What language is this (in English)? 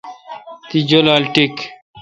Kalkoti